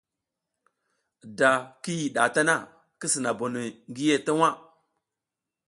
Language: South Giziga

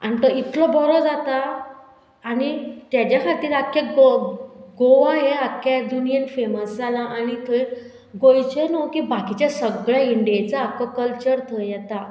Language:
Konkani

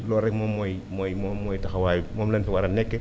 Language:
Wolof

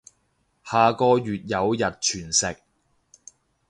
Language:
Cantonese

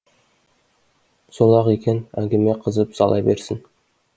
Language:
Kazakh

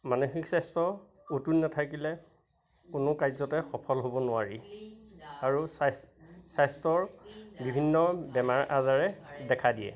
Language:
Assamese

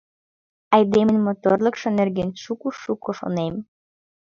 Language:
Mari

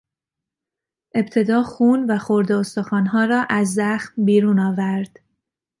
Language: Persian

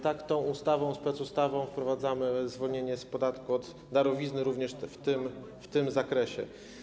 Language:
Polish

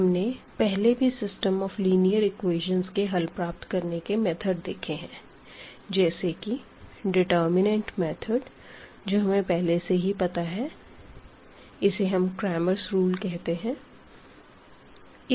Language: Hindi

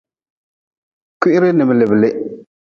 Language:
Nawdm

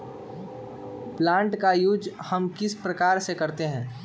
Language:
Magahi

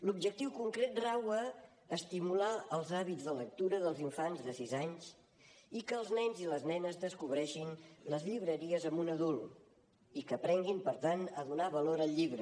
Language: Catalan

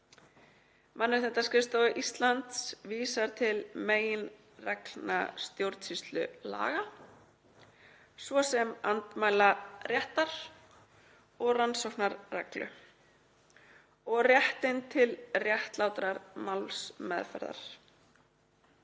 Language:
Icelandic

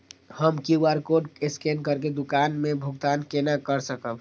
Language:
Maithili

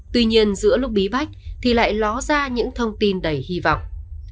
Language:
Vietnamese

